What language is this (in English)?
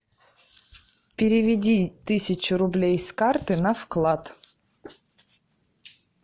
Russian